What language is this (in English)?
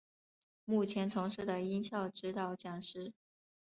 Chinese